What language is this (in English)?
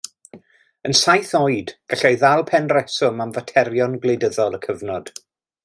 Welsh